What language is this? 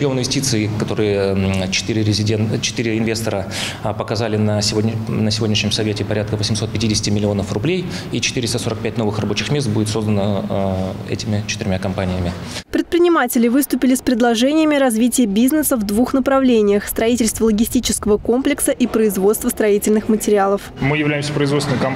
Russian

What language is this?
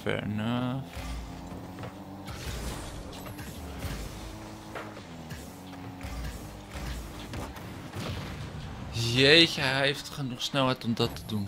Dutch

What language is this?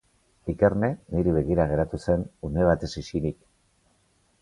Basque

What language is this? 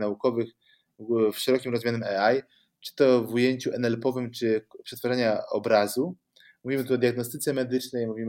Polish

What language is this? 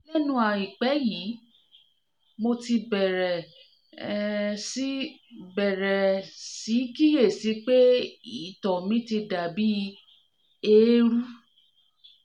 Yoruba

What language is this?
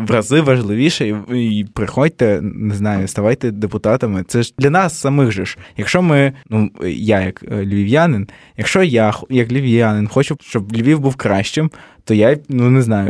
Ukrainian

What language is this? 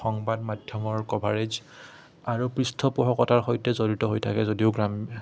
Assamese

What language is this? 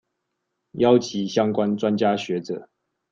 Chinese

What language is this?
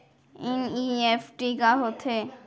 Chhattisgarhi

